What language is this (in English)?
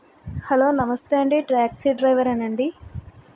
Telugu